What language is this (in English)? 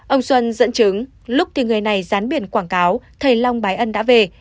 Vietnamese